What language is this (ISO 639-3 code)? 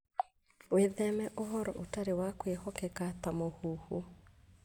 kik